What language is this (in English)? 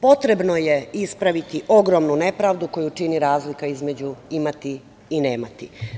Serbian